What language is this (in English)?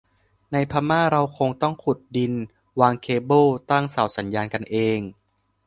Thai